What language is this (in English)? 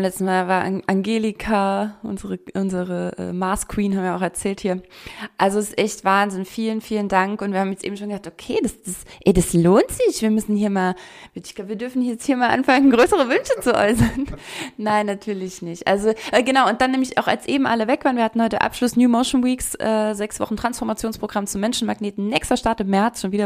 German